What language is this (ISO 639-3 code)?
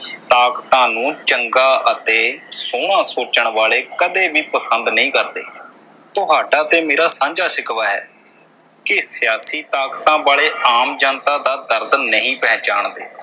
pan